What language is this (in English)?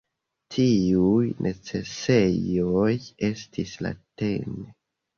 Esperanto